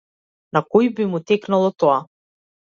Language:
Macedonian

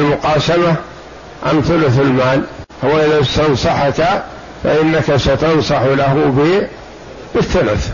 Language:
Arabic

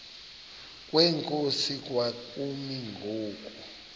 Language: Xhosa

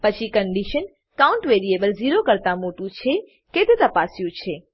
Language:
Gujarati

